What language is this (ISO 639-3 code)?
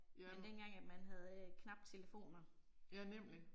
dan